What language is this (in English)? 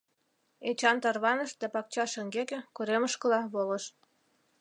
Mari